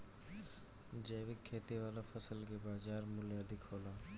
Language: Bhojpuri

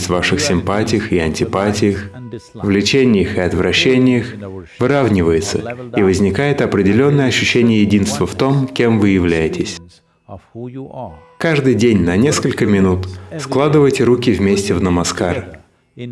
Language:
Russian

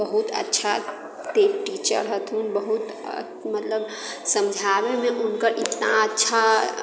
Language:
Maithili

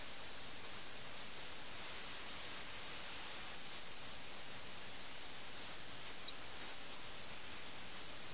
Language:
Malayalam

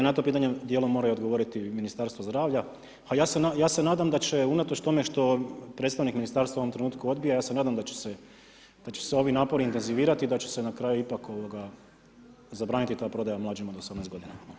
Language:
Croatian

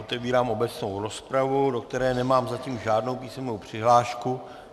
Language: Czech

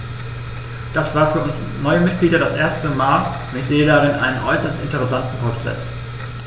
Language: German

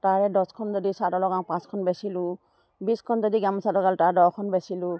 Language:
Assamese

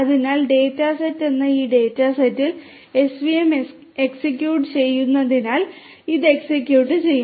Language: Malayalam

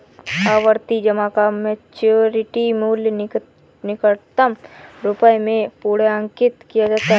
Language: Hindi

